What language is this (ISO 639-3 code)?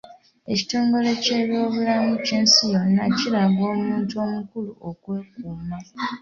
lug